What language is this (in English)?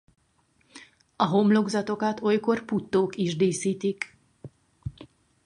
Hungarian